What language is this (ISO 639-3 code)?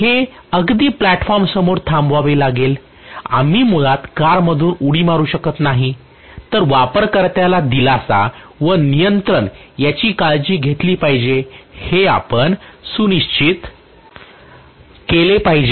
mar